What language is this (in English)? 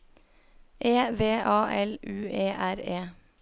Norwegian